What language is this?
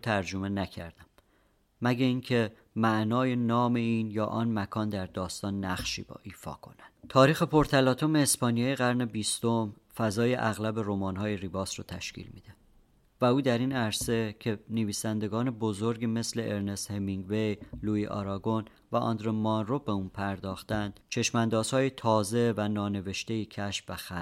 Persian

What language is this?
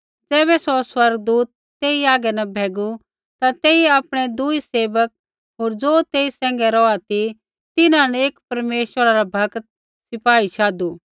Kullu Pahari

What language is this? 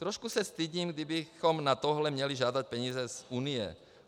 Czech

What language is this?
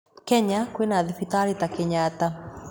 Kikuyu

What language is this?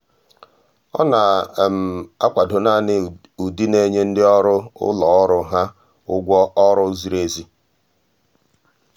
Igbo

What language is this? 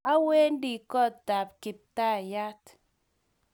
Kalenjin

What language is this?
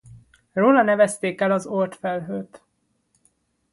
Hungarian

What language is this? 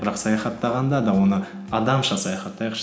Kazakh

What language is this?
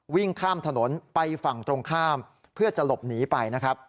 Thai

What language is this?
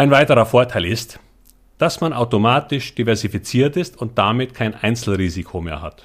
German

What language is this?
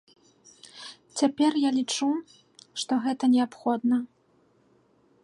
Belarusian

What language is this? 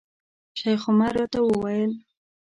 Pashto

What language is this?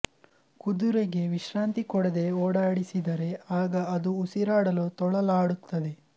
Kannada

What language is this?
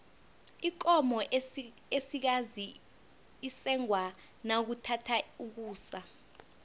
South Ndebele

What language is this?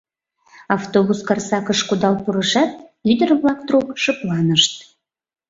Mari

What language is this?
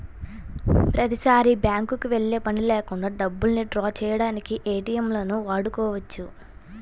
Telugu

